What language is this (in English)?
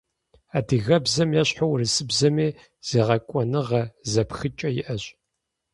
Kabardian